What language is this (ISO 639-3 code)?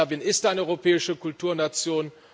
deu